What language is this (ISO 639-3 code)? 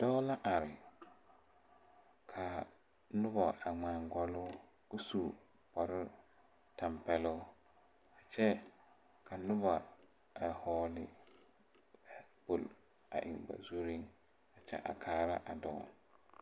dga